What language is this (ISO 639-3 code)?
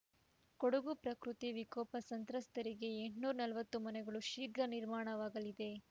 kan